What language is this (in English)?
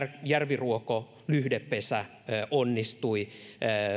Finnish